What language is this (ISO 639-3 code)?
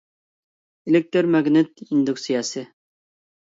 uig